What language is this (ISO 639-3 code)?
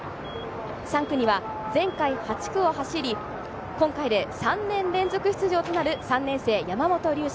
jpn